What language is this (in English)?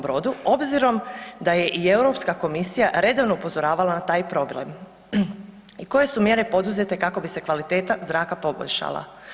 Croatian